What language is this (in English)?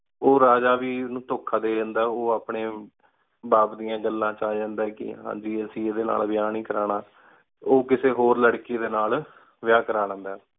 Punjabi